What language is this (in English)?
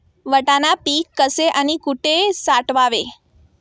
Marathi